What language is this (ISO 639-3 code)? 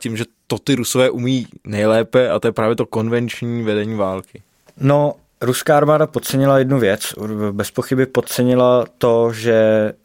ces